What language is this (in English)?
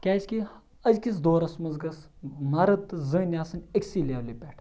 Kashmiri